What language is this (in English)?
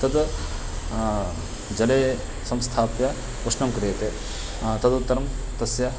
Sanskrit